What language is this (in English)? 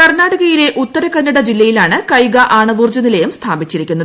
Malayalam